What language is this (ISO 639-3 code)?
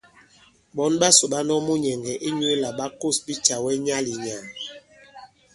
abb